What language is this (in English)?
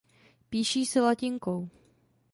Czech